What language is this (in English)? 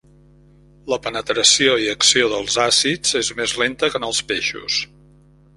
Catalan